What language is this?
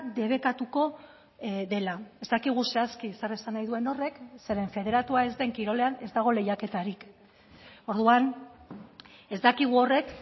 Basque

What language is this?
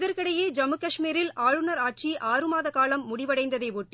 Tamil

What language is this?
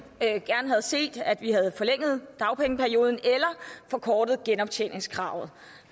Danish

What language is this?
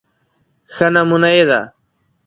Pashto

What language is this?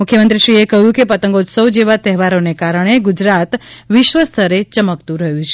Gujarati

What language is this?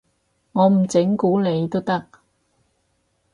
Cantonese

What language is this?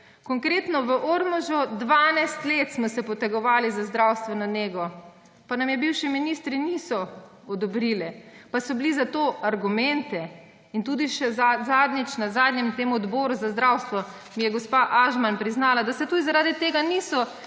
Slovenian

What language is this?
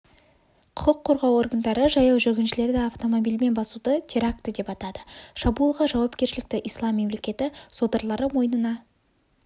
Kazakh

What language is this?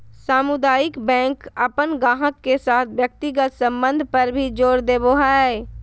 Magahi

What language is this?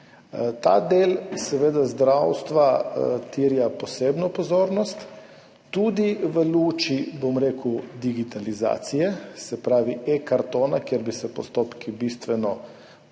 Slovenian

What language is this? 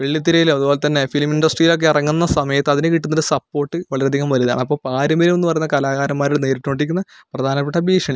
Malayalam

